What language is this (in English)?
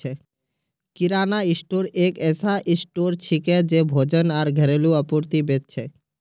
Magahi